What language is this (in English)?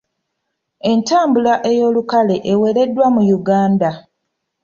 Ganda